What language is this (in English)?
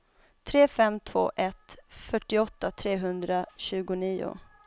Swedish